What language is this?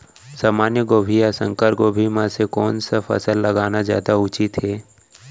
Chhattisgarhi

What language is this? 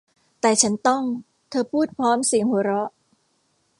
Thai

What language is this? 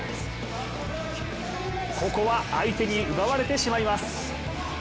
Japanese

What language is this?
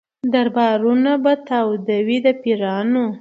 Pashto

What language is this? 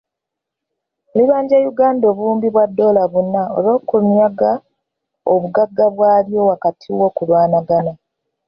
Ganda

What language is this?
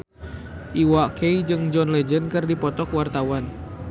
Sundanese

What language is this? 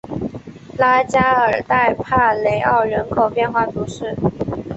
Chinese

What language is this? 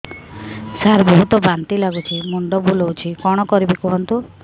Odia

